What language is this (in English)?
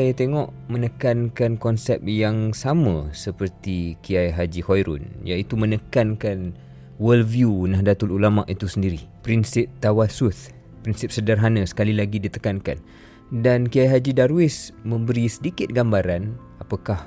Malay